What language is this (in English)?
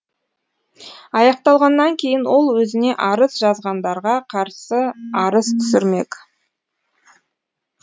Kazakh